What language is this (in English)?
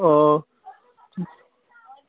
Assamese